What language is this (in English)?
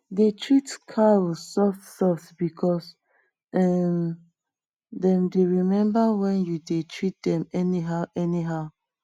Nigerian Pidgin